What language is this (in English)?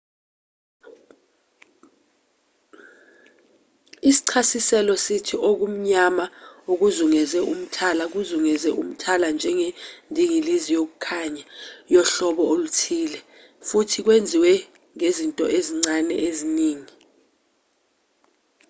Zulu